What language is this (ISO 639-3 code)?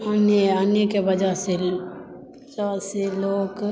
mai